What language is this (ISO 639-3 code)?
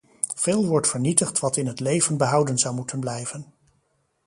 nld